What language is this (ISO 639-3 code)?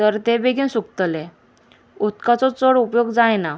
kok